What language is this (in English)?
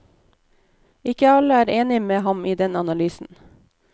Norwegian